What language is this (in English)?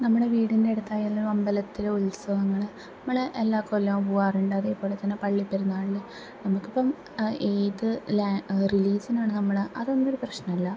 Malayalam